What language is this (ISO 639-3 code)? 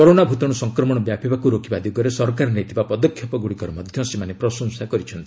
ori